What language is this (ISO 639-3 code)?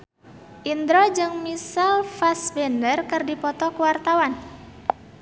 sun